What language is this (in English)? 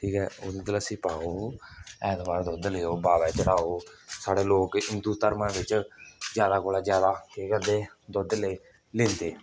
Dogri